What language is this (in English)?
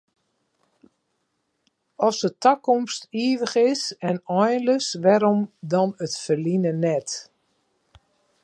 Western Frisian